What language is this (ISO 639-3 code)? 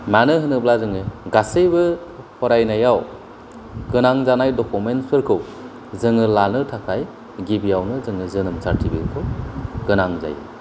brx